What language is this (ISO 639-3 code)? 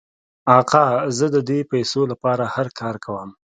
pus